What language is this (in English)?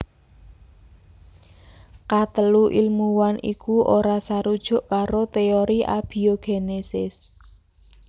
Javanese